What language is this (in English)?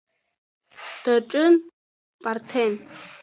Abkhazian